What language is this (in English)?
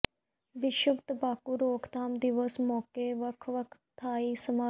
Punjabi